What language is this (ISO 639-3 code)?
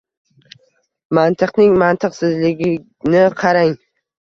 uzb